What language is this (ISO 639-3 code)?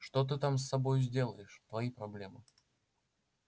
rus